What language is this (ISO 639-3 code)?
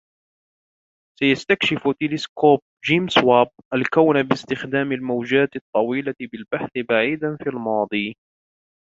ara